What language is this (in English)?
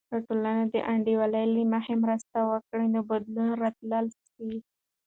Pashto